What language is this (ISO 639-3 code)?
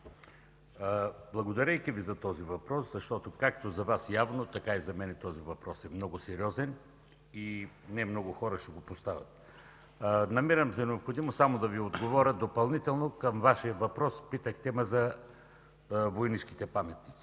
bul